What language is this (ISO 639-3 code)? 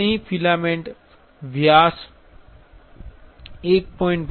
guj